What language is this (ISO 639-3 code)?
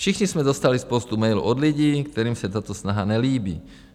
ces